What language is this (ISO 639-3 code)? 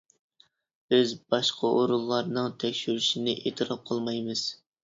uig